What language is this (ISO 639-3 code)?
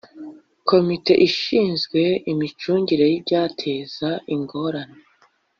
kin